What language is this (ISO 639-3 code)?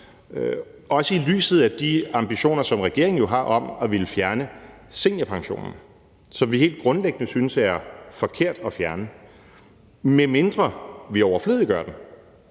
dan